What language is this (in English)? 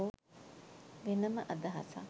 Sinhala